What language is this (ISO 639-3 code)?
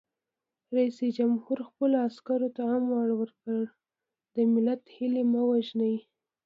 pus